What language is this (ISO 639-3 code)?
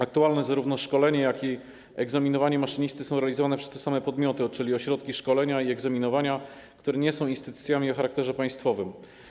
pol